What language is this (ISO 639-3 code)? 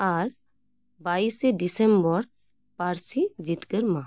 sat